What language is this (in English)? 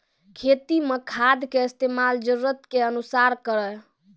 Maithili